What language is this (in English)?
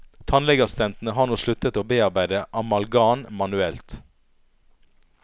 Norwegian